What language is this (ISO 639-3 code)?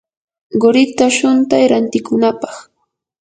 qur